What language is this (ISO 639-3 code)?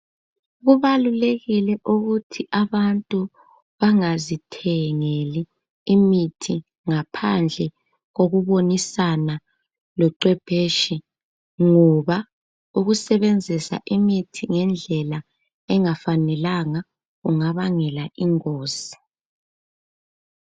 nde